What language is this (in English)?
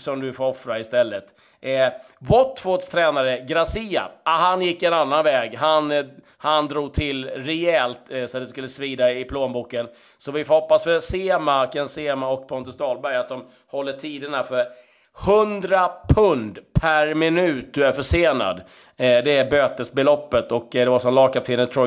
Swedish